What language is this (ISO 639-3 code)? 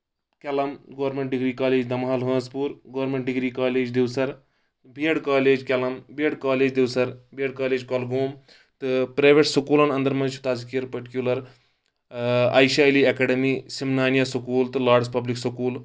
kas